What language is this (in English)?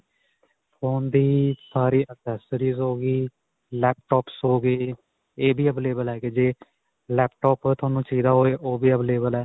Punjabi